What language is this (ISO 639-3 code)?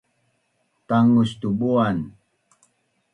bnn